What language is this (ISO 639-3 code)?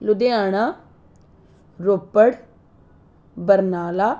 pan